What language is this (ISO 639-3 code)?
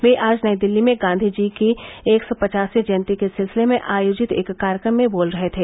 hin